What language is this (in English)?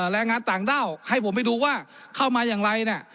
Thai